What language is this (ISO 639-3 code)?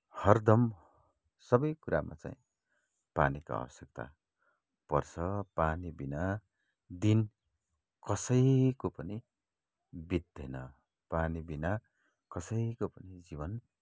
nep